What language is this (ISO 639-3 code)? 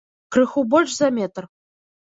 bel